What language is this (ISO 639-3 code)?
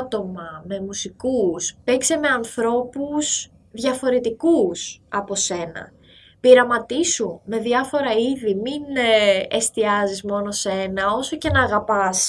ell